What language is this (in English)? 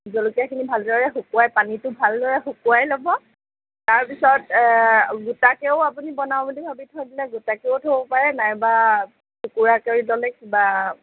Assamese